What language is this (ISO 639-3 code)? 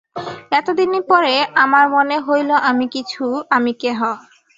ben